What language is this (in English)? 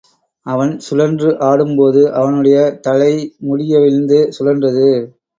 Tamil